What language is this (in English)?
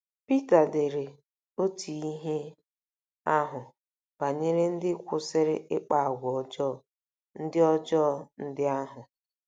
Igbo